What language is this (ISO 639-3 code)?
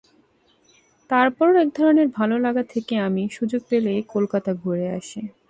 ben